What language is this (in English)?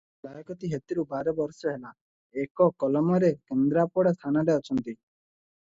Odia